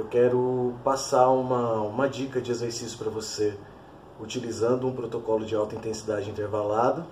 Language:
Portuguese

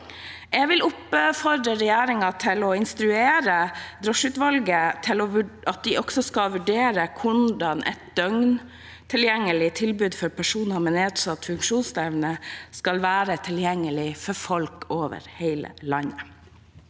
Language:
Norwegian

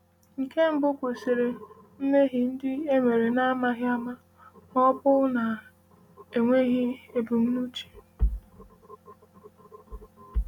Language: Igbo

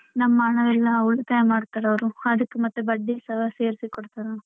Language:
Kannada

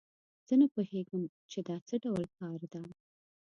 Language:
Pashto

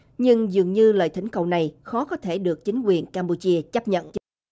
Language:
Vietnamese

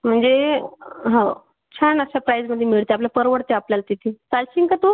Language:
Marathi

